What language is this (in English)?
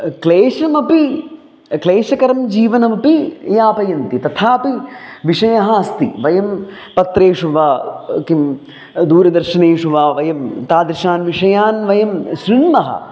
Sanskrit